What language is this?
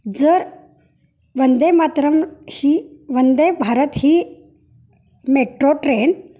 Marathi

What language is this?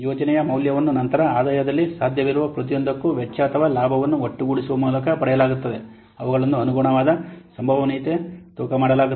Kannada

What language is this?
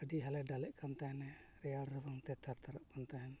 Santali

